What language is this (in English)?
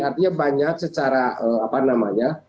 Indonesian